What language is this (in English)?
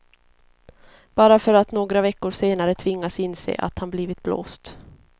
Swedish